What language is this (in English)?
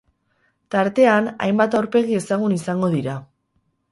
Basque